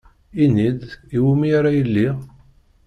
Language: Kabyle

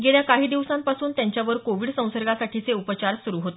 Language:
Marathi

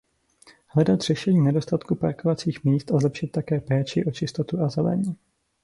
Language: Czech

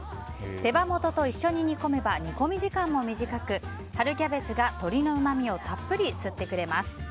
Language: Japanese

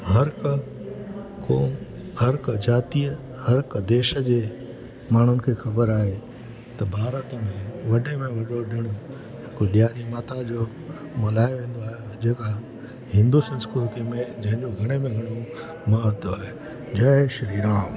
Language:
Sindhi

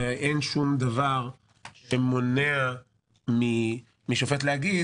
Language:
Hebrew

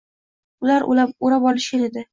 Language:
Uzbek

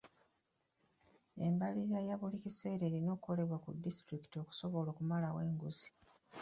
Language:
Ganda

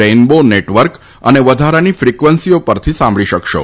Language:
Gujarati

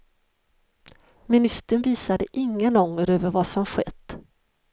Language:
Swedish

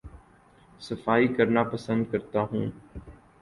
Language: Urdu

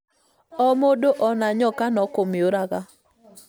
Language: Kikuyu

